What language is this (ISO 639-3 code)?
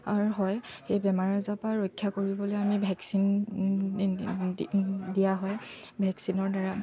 asm